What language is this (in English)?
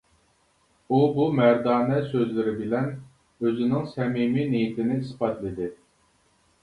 Uyghur